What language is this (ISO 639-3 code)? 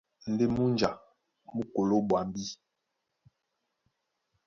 dua